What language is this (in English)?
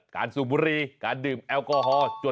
Thai